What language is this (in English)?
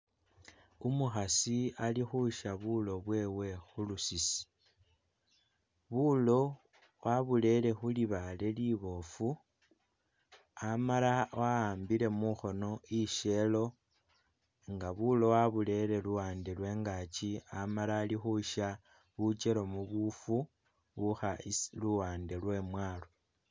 Masaaba